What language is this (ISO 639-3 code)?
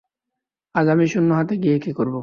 ben